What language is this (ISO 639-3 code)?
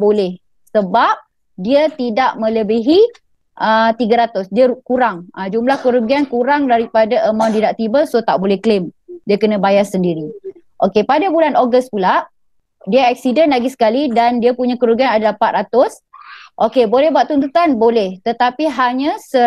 msa